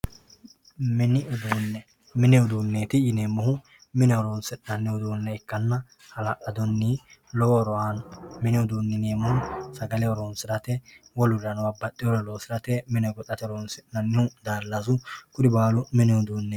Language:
Sidamo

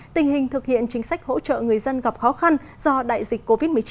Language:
Vietnamese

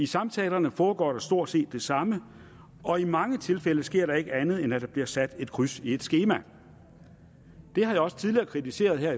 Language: Danish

